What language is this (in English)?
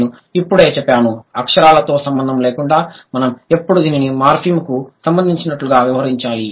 Telugu